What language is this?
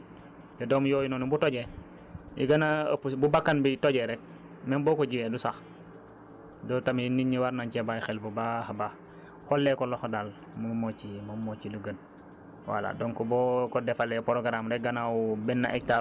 Wolof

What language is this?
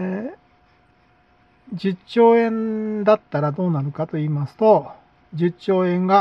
Japanese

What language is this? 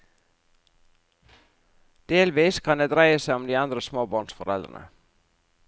Norwegian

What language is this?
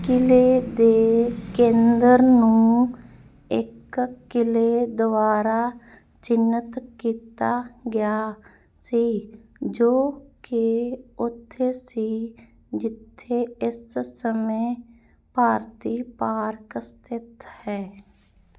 Punjabi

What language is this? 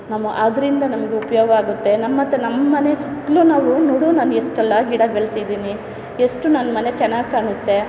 Kannada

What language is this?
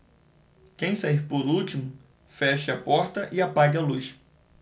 Portuguese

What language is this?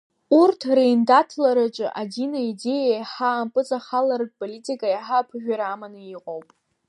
Abkhazian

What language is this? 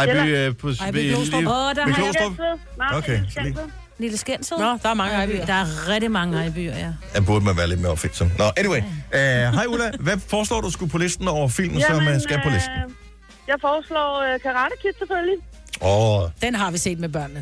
Danish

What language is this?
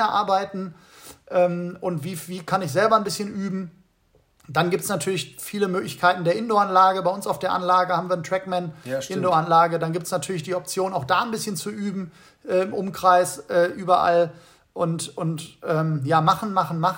German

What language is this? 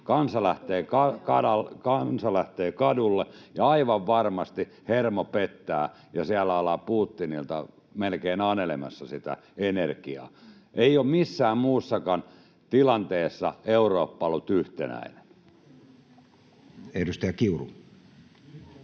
Finnish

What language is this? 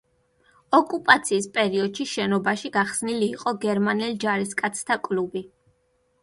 Georgian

